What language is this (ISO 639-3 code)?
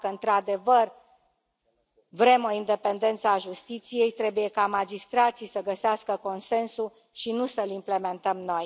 ron